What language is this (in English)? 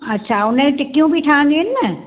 Sindhi